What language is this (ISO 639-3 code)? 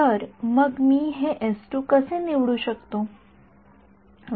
mar